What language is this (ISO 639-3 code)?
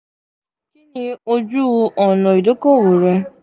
yor